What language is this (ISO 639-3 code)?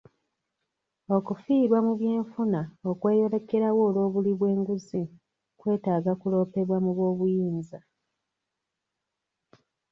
lug